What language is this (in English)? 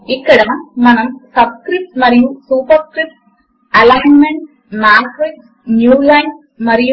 Telugu